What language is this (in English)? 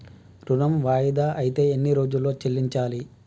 Telugu